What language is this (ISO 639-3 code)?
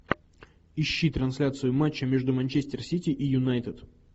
rus